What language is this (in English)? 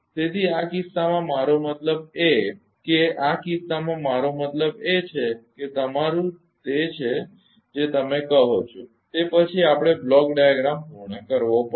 Gujarati